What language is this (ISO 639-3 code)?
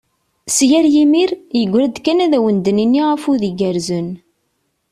kab